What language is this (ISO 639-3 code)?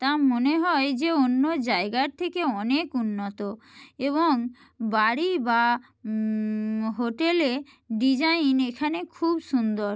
ben